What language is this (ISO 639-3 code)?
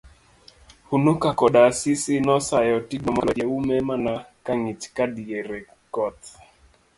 luo